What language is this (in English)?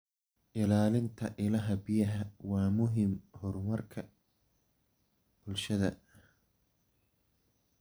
Somali